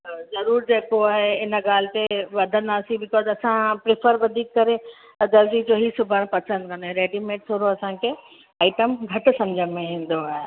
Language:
Sindhi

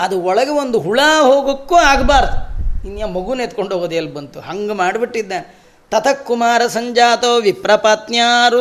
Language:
Kannada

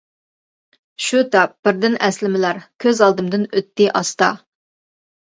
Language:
Uyghur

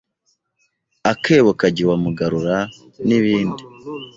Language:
Kinyarwanda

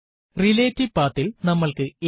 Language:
Malayalam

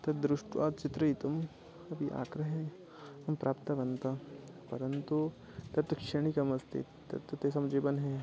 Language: Sanskrit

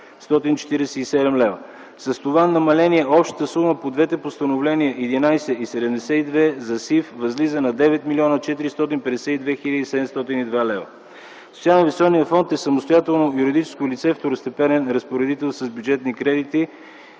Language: Bulgarian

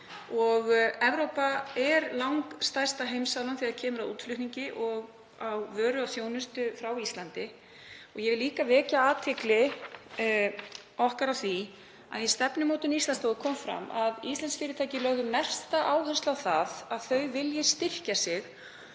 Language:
Icelandic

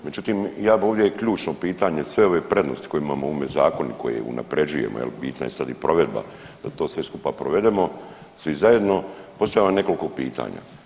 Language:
Croatian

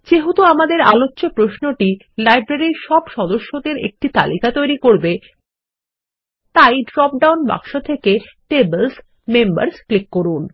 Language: Bangla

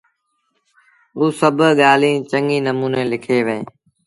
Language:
Sindhi Bhil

